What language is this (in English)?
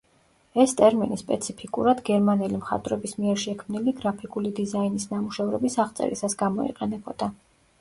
Georgian